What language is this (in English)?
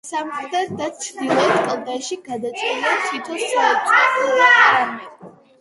Georgian